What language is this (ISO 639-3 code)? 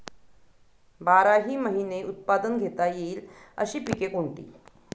mar